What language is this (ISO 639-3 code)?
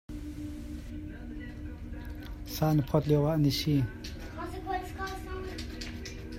cnh